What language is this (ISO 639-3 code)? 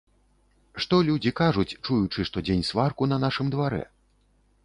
bel